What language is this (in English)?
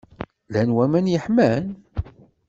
Kabyle